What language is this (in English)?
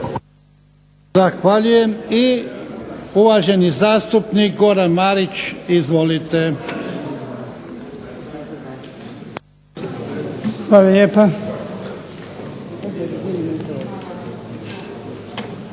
Croatian